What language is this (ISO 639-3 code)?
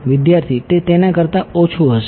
guj